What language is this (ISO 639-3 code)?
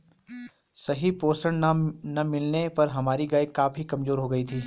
hin